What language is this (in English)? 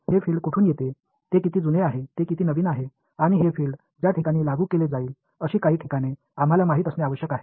Marathi